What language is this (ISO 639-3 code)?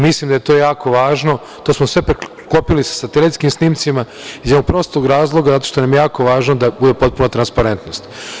srp